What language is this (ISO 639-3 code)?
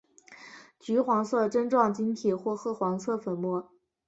zho